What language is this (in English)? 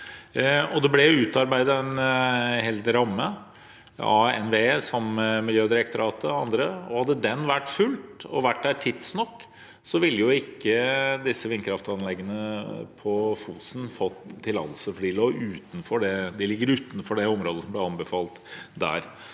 Norwegian